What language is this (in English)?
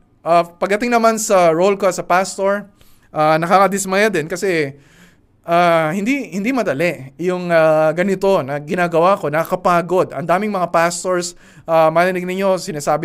Filipino